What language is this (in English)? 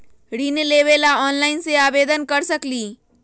Magahi